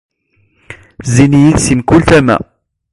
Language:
Kabyle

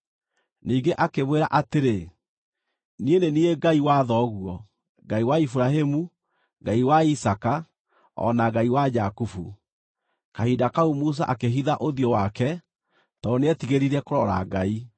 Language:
Kikuyu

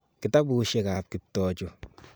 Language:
Kalenjin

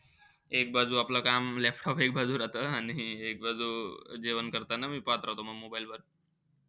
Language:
Marathi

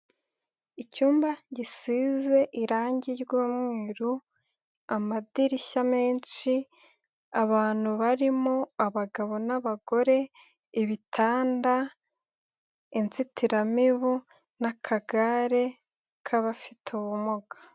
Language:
Kinyarwanda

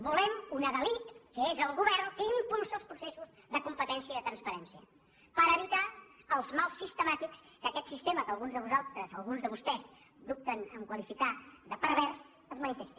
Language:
Catalan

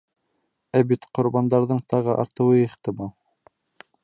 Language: Bashkir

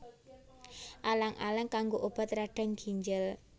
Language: Javanese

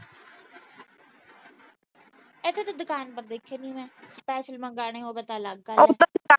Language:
Punjabi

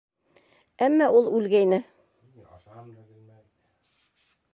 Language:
Bashkir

